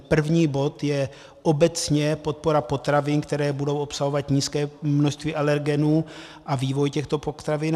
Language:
Czech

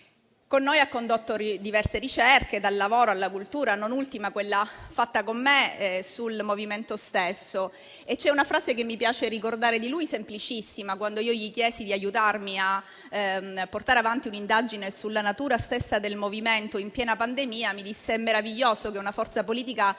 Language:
Italian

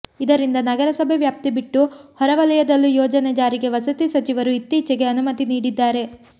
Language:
Kannada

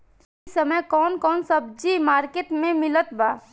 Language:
Bhojpuri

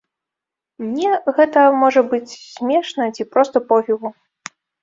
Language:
Belarusian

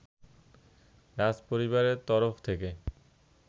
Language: Bangla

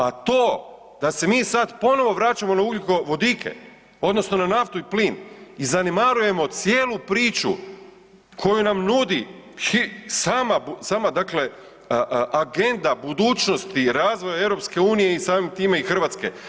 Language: Croatian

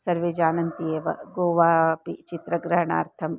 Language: Sanskrit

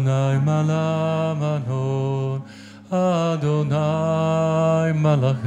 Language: Polish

